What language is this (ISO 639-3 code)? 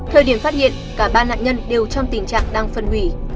vie